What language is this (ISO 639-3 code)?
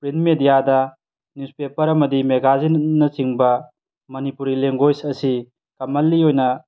mni